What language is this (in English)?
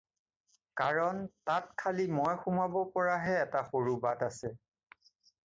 Assamese